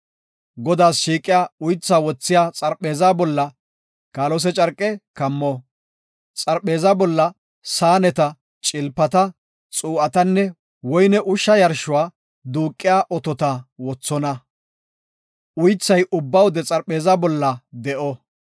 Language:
Gofa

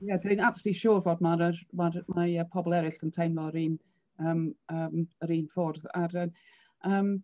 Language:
Welsh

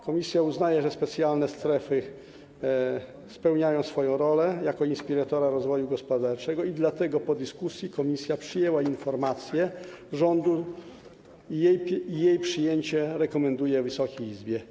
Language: Polish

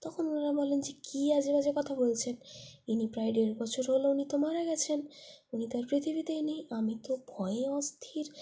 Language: Bangla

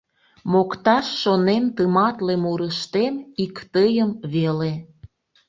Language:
Mari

